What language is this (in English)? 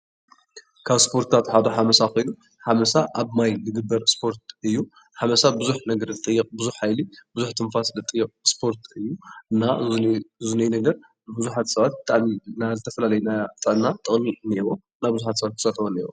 Tigrinya